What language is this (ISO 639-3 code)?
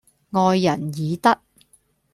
yue